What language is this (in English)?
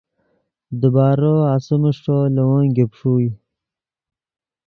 Yidgha